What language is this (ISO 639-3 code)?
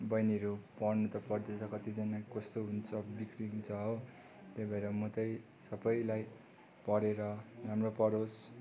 nep